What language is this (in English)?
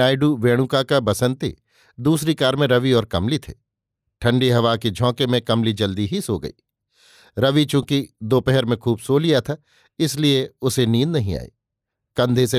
Hindi